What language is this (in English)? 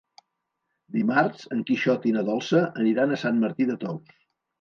Catalan